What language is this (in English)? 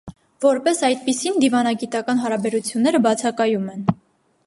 Armenian